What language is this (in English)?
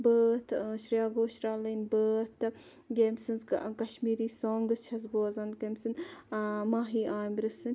Kashmiri